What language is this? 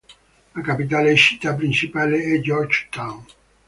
Italian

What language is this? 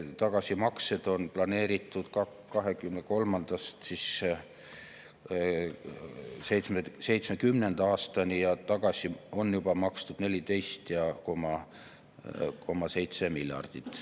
Estonian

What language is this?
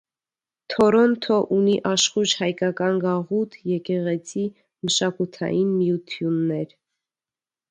Armenian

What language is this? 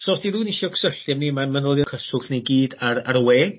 Welsh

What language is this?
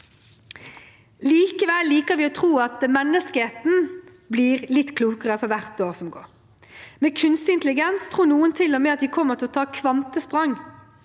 Norwegian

